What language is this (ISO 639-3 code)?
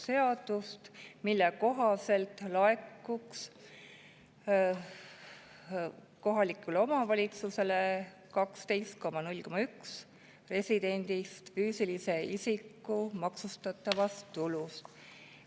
est